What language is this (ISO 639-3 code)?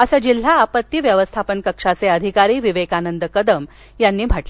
mar